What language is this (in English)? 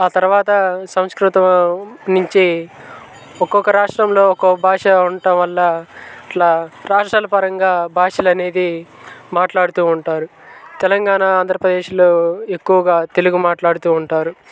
Telugu